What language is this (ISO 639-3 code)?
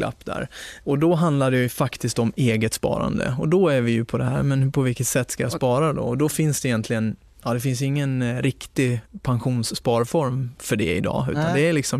swe